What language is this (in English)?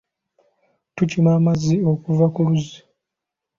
Ganda